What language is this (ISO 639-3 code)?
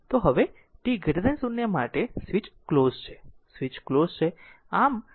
guj